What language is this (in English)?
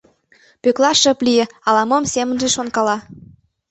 Mari